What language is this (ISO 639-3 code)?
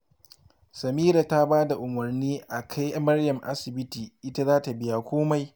hau